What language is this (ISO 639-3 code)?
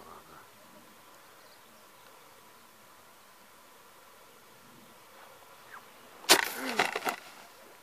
ita